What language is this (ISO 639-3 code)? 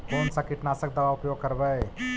mag